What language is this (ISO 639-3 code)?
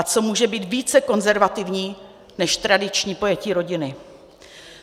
ces